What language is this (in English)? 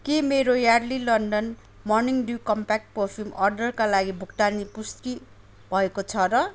Nepali